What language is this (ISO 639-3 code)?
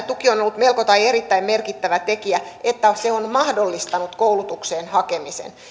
fin